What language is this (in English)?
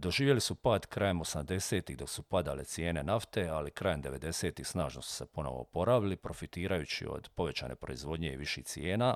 Croatian